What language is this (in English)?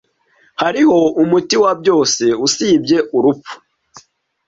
Kinyarwanda